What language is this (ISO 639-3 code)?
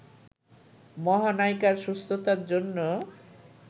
ben